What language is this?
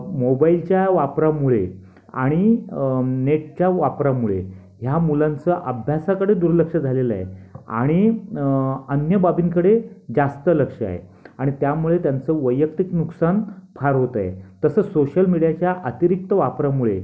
Marathi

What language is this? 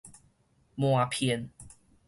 Min Nan Chinese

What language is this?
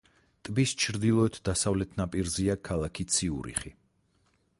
Georgian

